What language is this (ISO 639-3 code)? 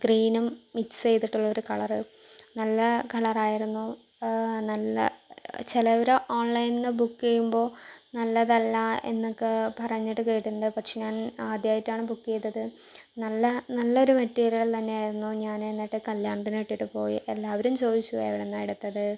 mal